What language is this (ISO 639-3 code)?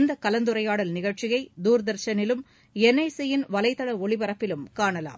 tam